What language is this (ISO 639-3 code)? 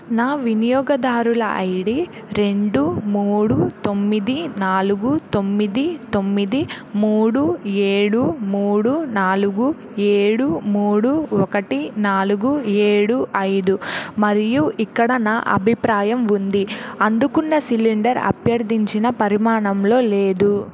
tel